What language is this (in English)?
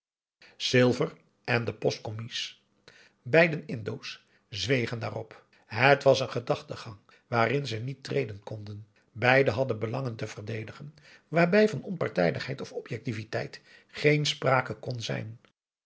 Dutch